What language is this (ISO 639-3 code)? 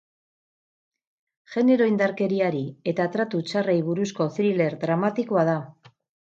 eus